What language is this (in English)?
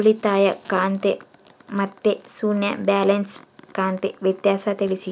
Kannada